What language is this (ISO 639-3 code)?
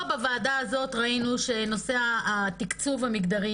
heb